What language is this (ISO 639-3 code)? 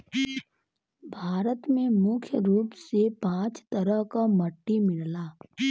bho